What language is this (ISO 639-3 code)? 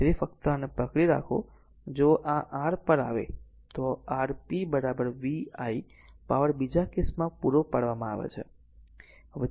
guj